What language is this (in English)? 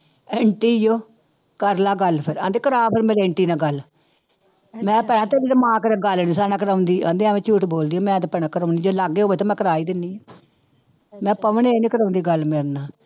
Punjabi